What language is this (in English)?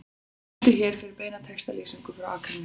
Icelandic